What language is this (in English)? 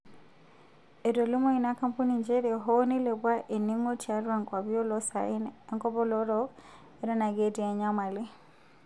Masai